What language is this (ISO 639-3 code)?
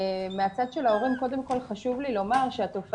heb